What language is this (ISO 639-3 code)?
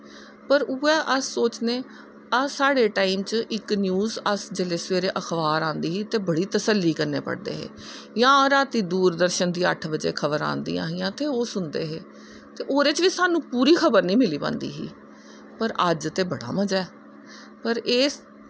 doi